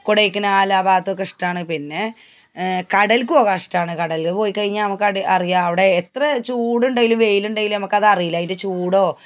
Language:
Malayalam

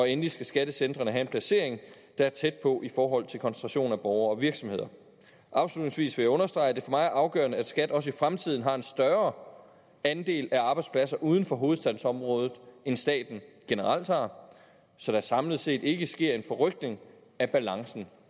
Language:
Danish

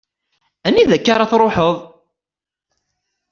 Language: Kabyle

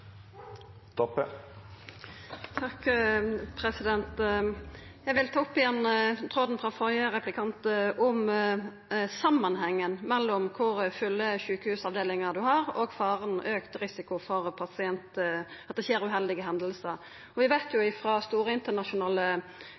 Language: Norwegian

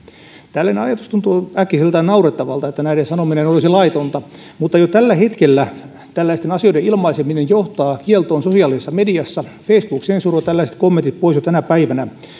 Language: Finnish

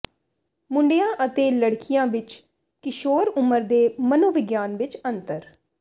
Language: Punjabi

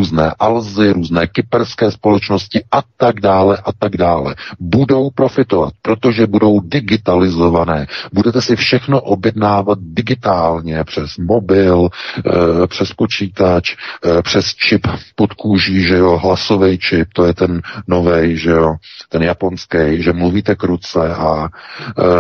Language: Czech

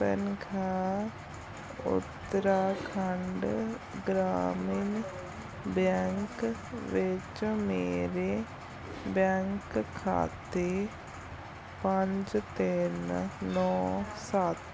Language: Punjabi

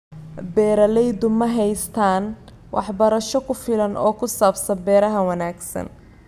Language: Somali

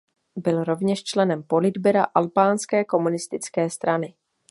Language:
Czech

